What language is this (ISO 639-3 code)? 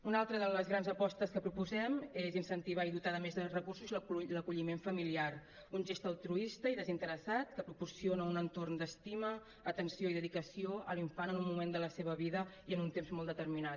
cat